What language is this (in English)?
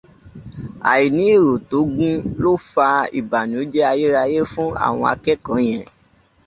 Yoruba